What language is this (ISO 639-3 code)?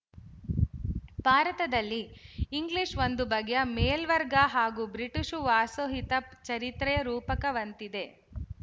kan